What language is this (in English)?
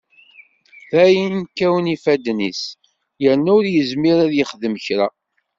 Kabyle